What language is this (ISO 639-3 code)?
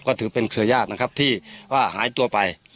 tha